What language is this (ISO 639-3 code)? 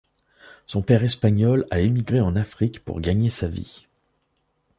fra